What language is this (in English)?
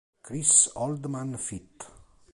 Italian